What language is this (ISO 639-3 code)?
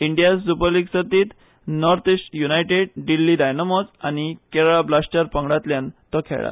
kok